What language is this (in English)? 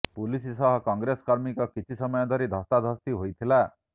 Odia